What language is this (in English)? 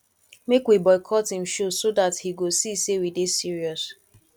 Nigerian Pidgin